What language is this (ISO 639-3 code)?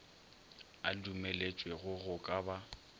nso